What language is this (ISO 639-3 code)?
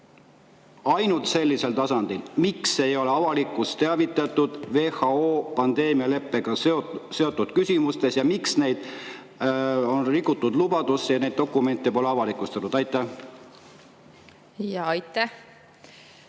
est